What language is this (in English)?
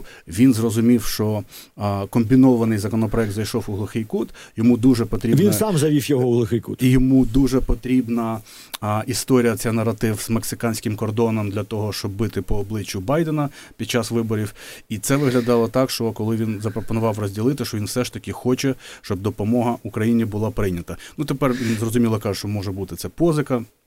Ukrainian